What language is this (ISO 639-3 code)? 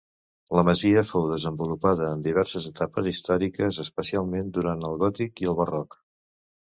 cat